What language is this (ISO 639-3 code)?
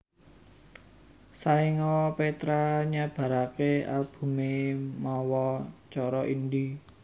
jav